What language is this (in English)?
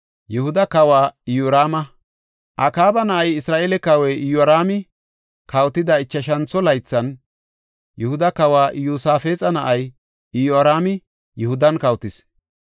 Gofa